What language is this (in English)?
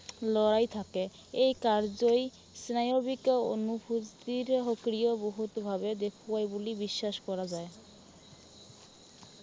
Assamese